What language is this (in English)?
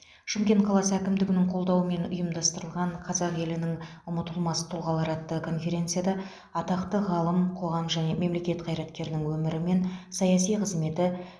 Kazakh